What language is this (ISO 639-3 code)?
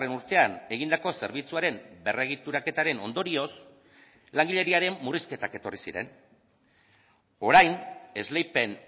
eus